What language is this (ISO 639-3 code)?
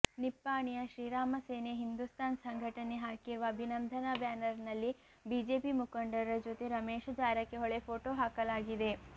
kan